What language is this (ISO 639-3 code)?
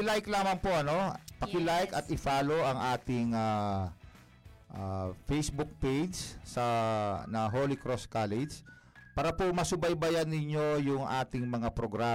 fil